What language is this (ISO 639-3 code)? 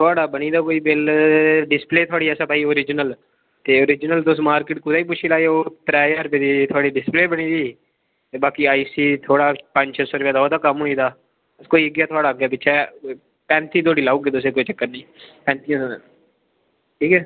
doi